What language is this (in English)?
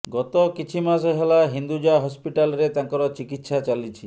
Odia